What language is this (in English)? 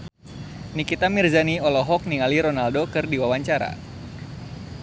Sundanese